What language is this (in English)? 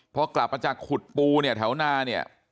Thai